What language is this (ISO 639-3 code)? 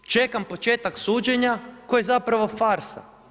hrv